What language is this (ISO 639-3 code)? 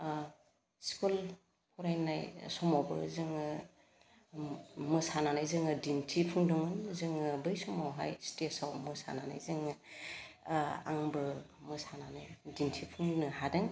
brx